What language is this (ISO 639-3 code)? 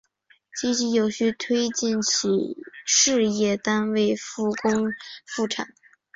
zho